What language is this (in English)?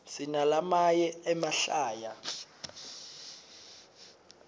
Swati